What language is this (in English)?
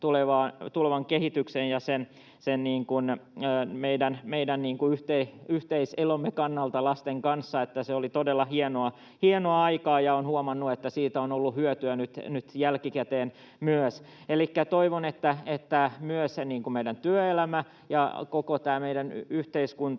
Finnish